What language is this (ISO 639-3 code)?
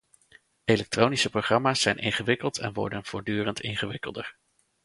nld